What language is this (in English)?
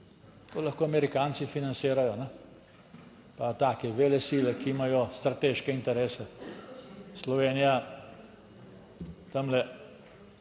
Slovenian